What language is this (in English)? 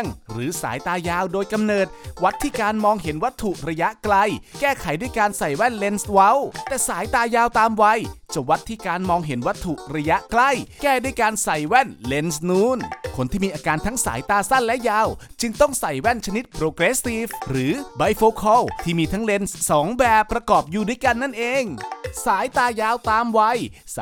Thai